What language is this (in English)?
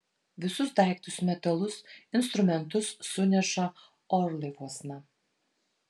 Lithuanian